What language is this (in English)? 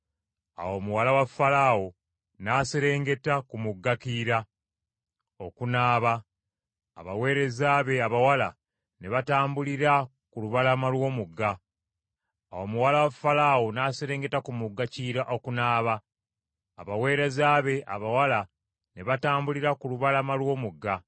Ganda